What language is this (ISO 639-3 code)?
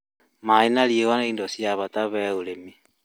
kik